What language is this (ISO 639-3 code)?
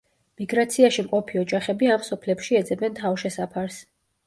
kat